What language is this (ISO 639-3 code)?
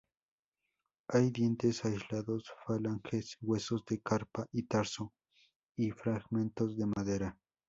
spa